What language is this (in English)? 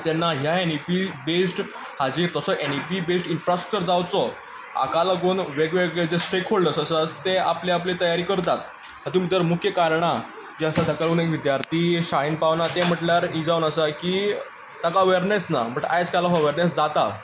Konkani